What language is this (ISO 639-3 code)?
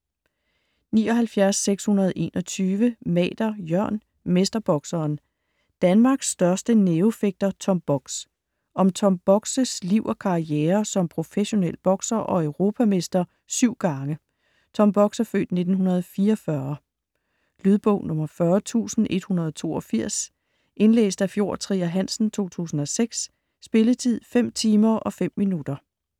dan